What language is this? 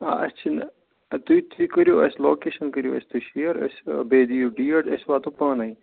Kashmiri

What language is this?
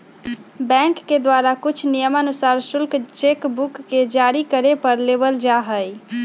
Magahi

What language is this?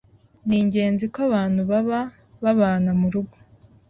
Kinyarwanda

